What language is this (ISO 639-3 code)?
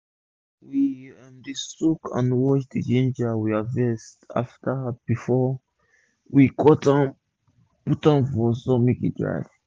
pcm